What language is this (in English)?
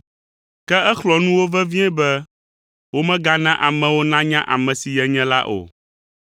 Ewe